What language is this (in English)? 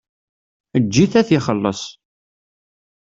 Kabyle